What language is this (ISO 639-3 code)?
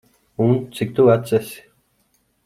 lav